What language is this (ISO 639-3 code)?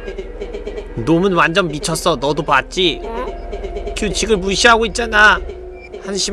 kor